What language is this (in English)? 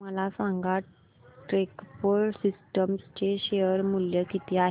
Marathi